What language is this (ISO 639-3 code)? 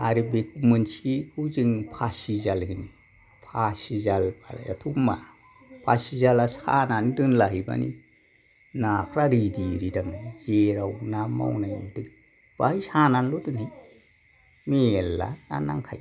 brx